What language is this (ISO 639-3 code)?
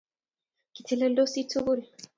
kln